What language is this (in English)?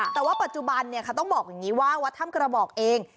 Thai